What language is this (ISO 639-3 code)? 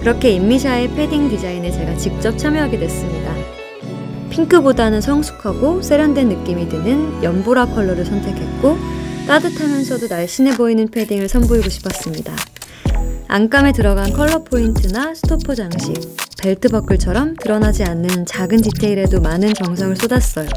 kor